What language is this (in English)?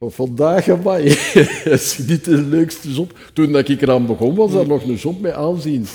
Dutch